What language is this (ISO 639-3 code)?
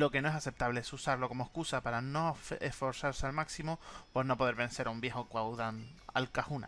spa